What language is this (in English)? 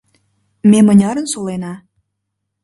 Mari